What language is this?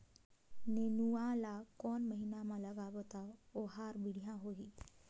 Chhattisgarhi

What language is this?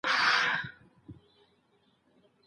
Pashto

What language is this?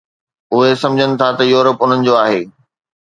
Sindhi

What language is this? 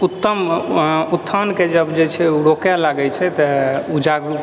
Maithili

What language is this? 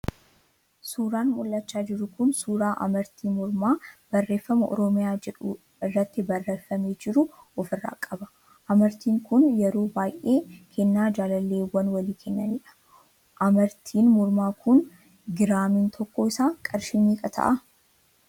Oromo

